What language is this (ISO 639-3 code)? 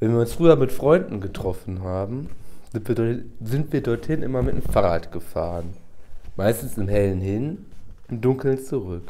deu